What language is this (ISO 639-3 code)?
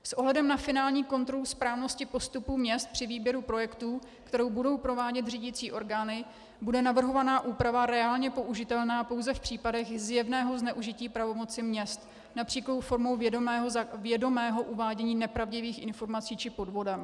ces